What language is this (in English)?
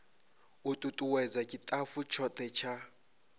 Venda